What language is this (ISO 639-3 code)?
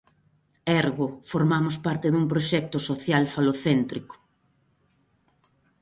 glg